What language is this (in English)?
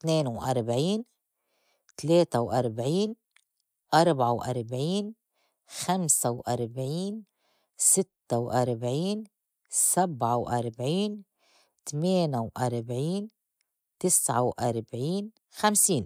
North Levantine Arabic